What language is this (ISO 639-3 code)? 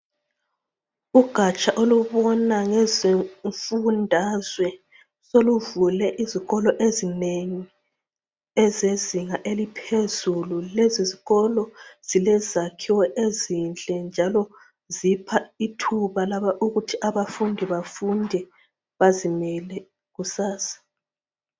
nde